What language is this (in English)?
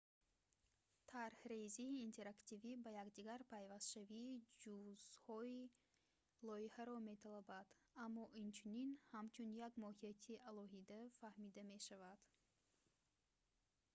Tajik